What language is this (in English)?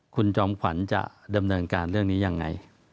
Thai